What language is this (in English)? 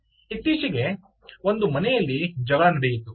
Kannada